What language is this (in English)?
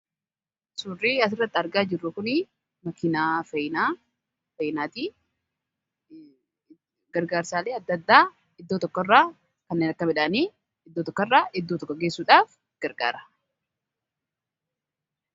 Oromo